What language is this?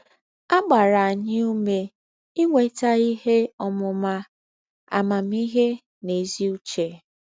Igbo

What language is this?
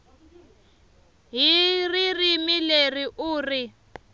Tsonga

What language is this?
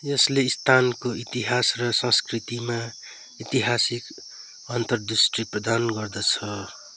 Nepali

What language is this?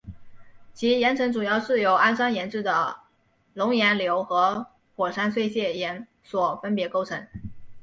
Chinese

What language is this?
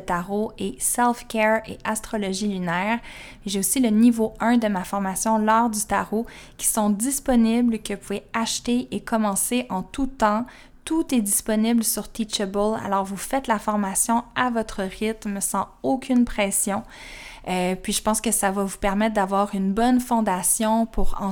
French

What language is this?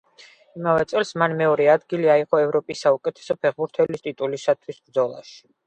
Georgian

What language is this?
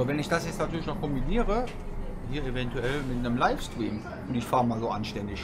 German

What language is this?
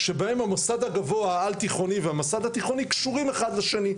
Hebrew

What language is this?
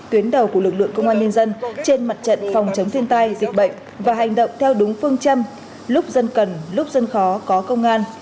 Vietnamese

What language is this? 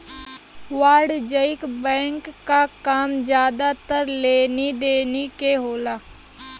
Bhojpuri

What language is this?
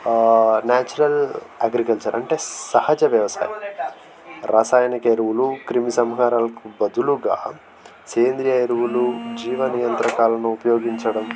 Telugu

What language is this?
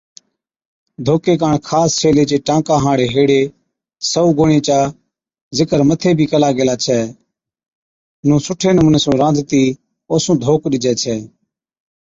Od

